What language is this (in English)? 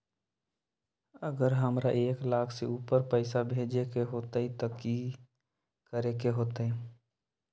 Magahi